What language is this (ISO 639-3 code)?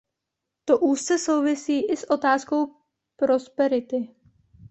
ces